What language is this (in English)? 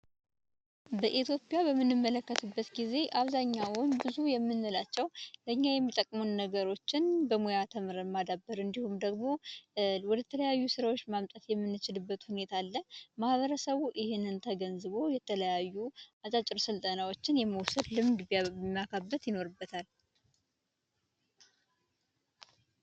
Amharic